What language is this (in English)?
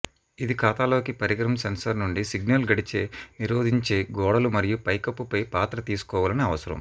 Telugu